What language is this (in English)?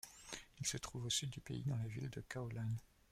French